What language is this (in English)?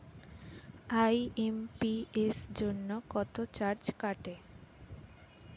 Bangla